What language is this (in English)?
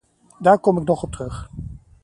Dutch